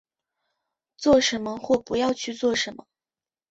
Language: Chinese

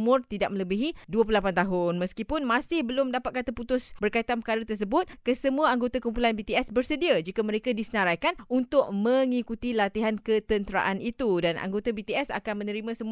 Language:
Malay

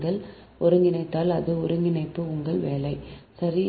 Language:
Tamil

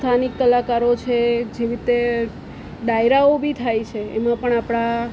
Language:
Gujarati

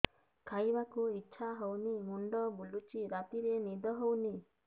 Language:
Odia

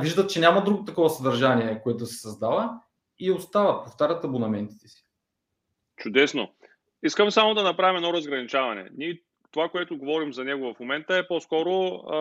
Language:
Bulgarian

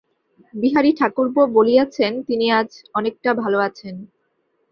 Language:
Bangla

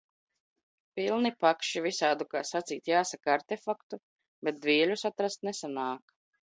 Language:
Latvian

